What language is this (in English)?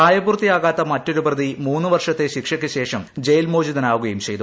Malayalam